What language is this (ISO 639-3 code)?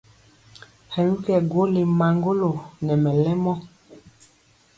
mcx